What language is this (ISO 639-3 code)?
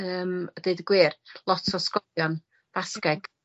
cym